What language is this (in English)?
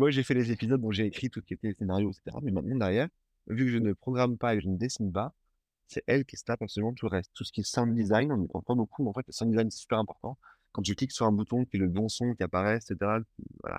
French